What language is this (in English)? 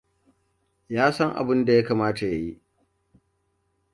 Hausa